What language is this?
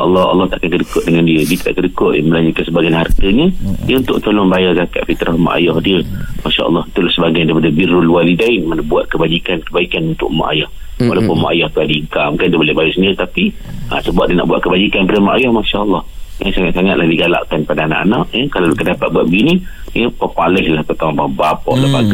Malay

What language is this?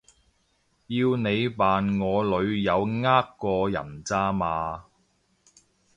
Cantonese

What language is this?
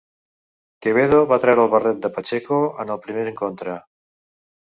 Catalan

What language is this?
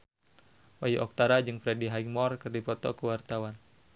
Sundanese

